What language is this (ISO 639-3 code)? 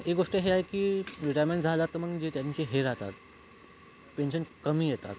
mar